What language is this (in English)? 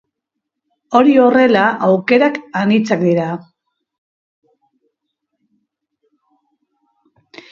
Basque